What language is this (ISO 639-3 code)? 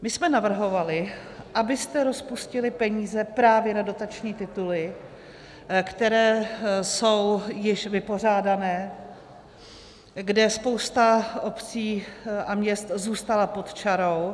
ces